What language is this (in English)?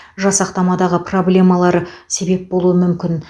Kazakh